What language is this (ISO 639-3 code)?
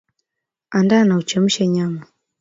swa